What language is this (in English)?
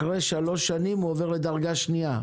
Hebrew